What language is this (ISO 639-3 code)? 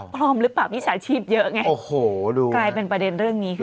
tha